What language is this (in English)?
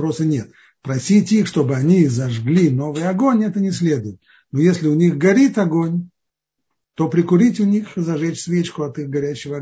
Russian